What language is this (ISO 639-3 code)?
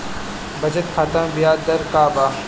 bho